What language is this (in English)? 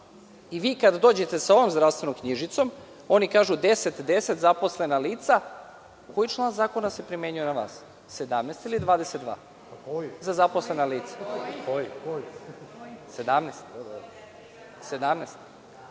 Serbian